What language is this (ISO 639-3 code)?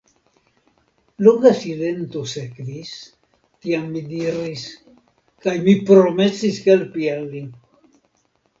epo